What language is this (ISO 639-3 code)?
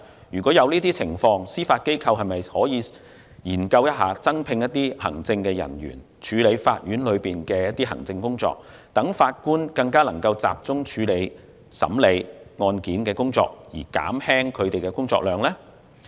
yue